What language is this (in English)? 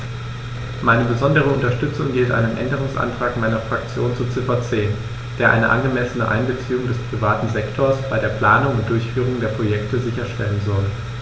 German